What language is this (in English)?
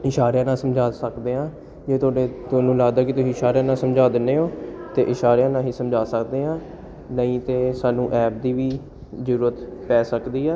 Punjabi